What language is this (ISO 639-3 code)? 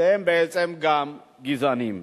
heb